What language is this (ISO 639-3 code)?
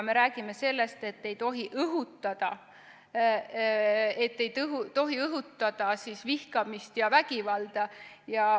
est